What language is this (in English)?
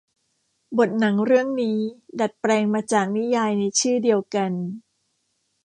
Thai